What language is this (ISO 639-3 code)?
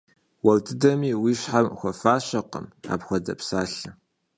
kbd